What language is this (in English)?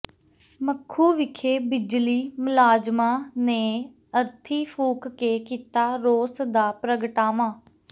Punjabi